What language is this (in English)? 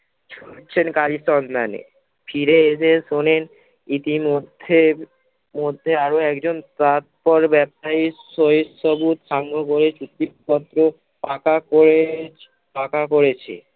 Bangla